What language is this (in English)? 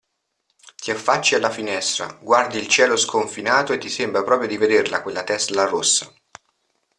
Italian